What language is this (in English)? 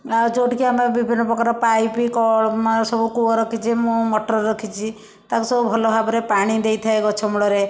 Odia